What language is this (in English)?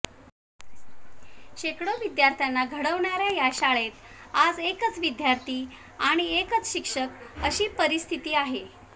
Marathi